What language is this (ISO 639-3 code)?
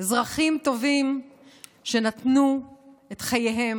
heb